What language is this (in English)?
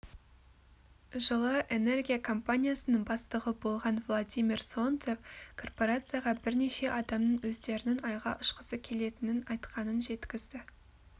Kazakh